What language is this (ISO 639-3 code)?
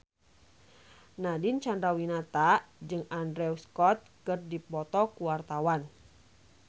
sun